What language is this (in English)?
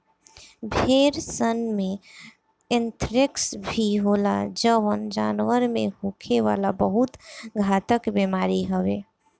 Bhojpuri